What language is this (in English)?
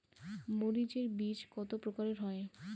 Bangla